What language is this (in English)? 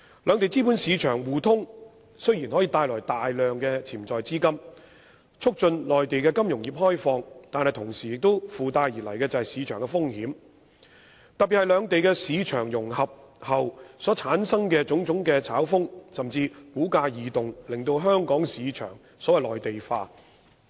Cantonese